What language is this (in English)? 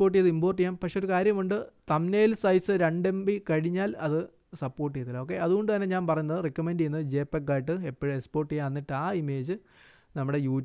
Malayalam